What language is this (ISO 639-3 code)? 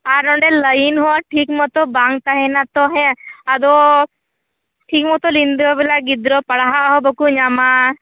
sat